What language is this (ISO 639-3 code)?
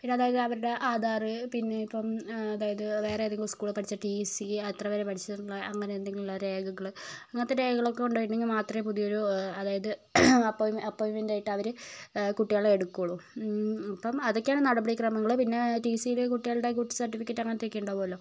mal